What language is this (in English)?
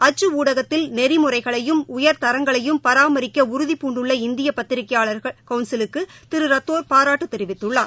Tamil